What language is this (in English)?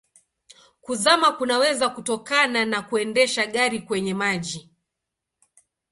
Swahili